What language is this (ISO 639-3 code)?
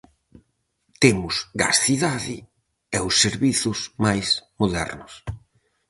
glg